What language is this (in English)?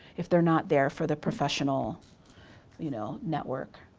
English